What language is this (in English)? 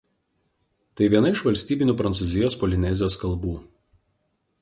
Lithuanian